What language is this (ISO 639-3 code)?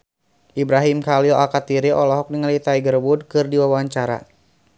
sun